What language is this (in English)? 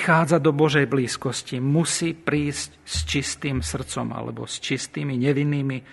Slovak